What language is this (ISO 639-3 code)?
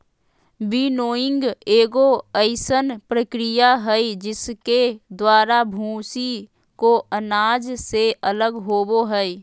mag